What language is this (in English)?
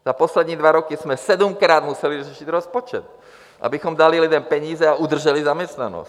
Czech